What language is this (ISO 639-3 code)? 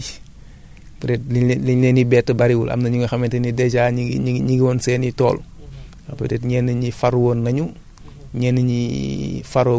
wol